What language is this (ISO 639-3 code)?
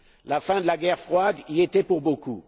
fra